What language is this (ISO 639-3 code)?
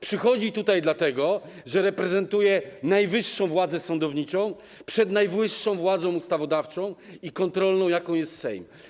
pol